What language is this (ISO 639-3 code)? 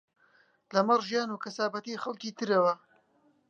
ckb